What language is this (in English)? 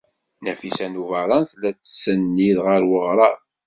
Kabyle